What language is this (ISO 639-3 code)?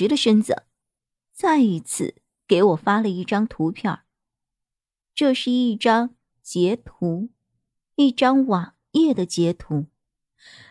zho